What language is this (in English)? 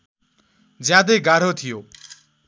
Nepali